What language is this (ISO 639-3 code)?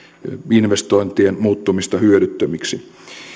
fin